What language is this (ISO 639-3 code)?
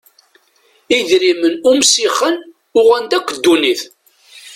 kab